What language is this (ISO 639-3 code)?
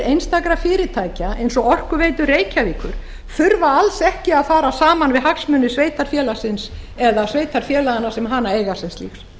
isl